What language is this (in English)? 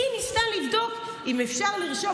Hebrew